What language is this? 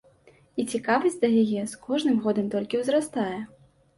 Belarusian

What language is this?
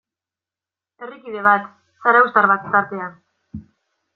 Basque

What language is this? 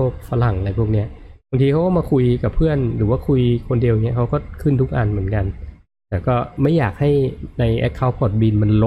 Thai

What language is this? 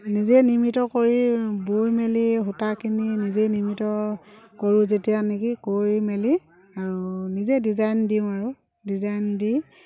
Assamese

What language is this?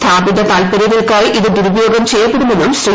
Malayalam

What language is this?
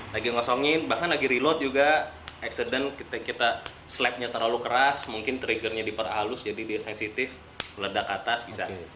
Indonesian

